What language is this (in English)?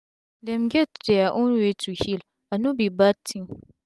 Nigerian Pidgin